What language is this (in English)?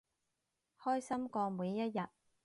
Cantonese